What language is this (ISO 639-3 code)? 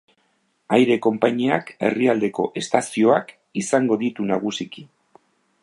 eus